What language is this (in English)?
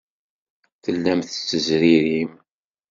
Kabyle